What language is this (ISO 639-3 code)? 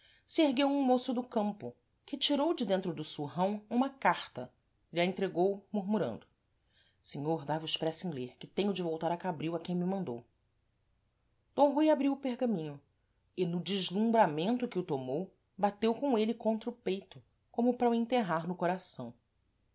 por